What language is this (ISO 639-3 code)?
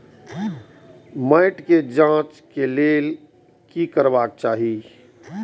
mai